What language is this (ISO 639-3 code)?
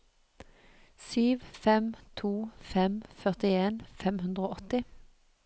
nor